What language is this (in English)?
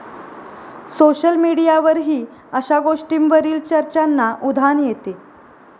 Marathi